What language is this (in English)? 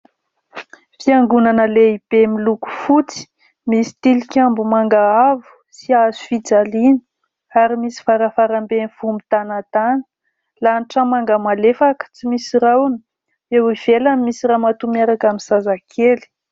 Malagasy